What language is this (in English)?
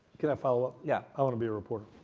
English